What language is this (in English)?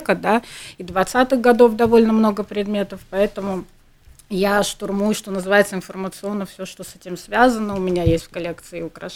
Russian